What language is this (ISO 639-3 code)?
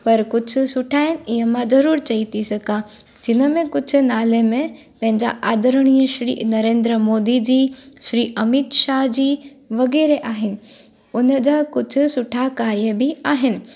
snd